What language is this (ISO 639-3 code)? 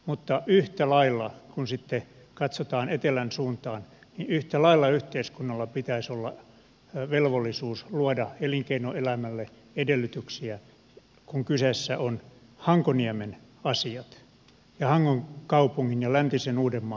fin